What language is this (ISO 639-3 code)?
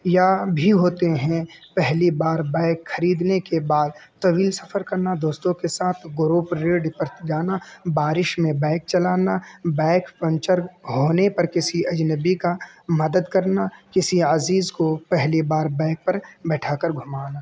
urd